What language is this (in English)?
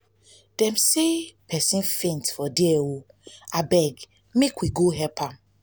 Nigerian Pidgin